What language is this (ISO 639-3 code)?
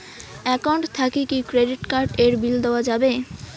ben